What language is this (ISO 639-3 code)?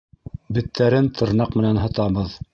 bak